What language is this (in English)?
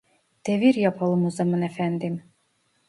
Turkish